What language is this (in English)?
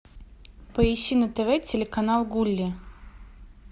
Russian